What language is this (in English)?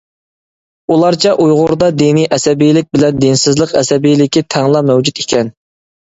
Uyghur